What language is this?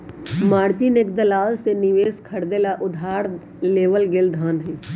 Magahi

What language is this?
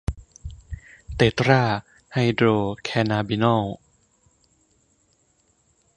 Thai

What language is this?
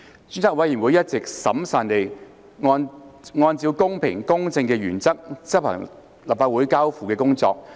Cantonese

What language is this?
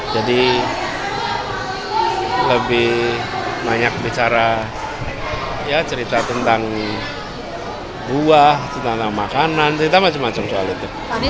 Indonesian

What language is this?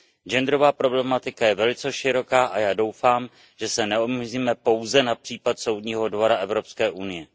Czech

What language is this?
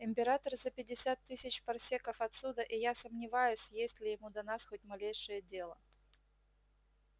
Russian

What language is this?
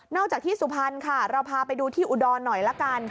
Thai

